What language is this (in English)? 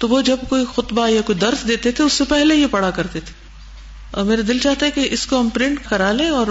Urdu